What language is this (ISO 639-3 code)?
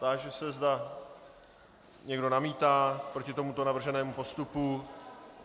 ces